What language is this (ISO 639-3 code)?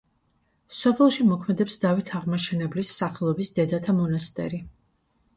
kat